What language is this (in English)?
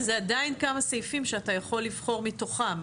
Hebrew